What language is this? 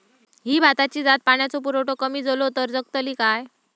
Marathi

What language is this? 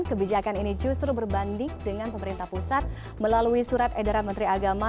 Indonesian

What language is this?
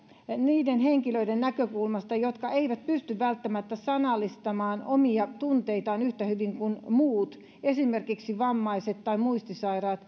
Finnish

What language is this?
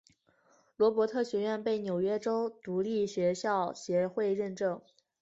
Chinese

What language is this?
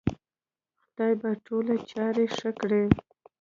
Pashto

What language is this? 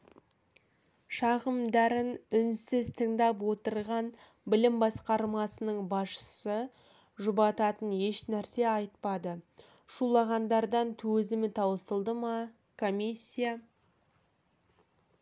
Kazakh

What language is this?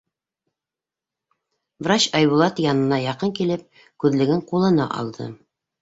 Bashkir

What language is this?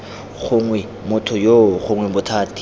Tswana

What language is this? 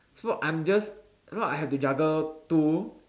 English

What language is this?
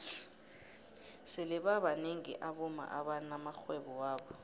South Ndebele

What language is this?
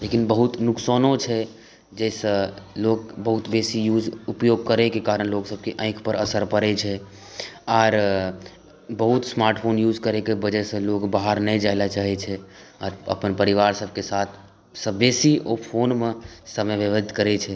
Maithili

